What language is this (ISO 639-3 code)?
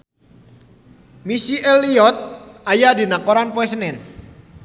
sun